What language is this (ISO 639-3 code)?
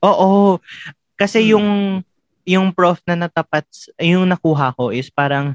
fil